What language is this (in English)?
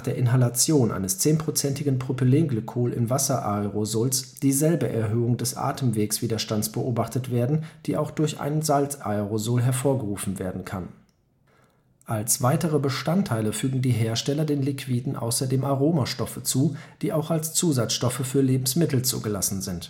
German